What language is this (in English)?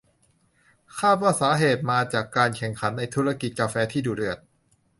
Thai